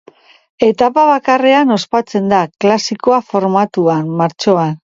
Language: Basque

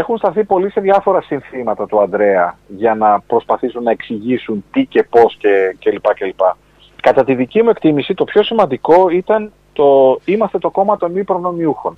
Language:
Greek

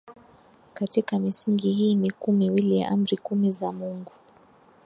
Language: Swahili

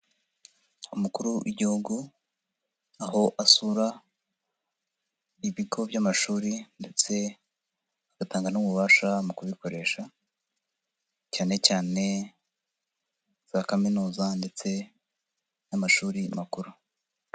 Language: Kinyarwanda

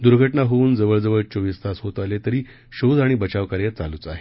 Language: Marathi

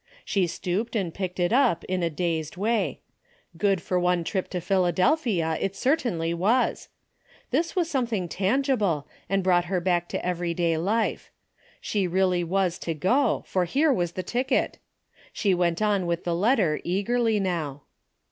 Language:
English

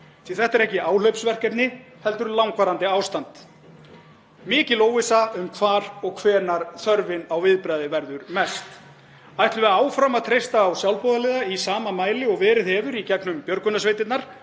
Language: Icelandic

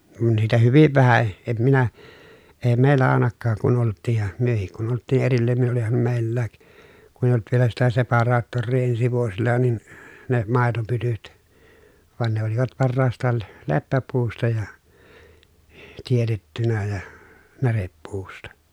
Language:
Finnish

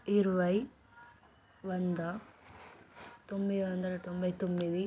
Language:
Telugu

